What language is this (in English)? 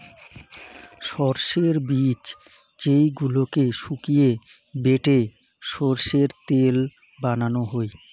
Bangla